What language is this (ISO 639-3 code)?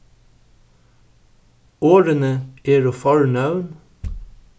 fao